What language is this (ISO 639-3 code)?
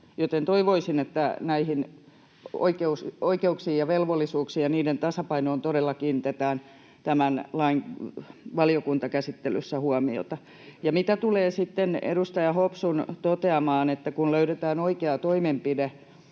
fin